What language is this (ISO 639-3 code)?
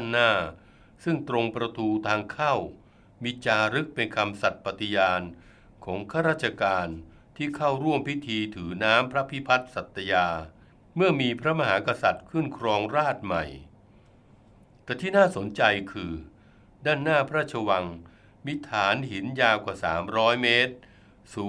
tha